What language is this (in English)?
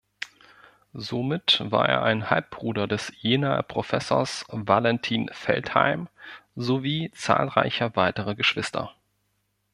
German